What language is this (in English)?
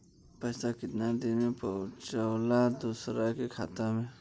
Bhojpuri